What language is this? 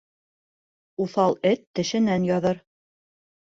Bashkir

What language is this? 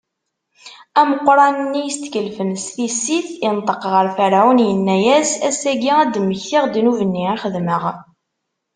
Kabyle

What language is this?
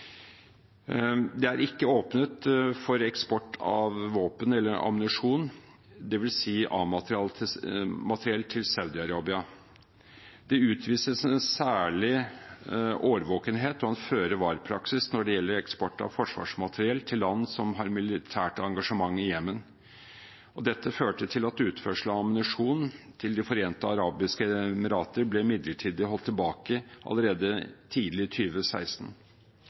Norwegian Bokmål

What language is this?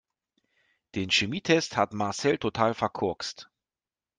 German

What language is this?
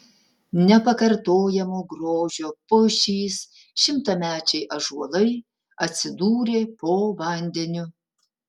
Lithuanian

